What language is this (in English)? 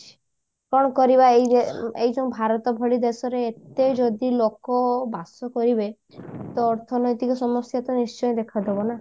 Odia